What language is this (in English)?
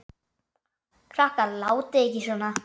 Icelandic